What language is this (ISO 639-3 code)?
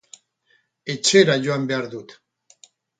eus